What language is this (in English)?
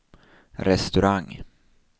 Swedish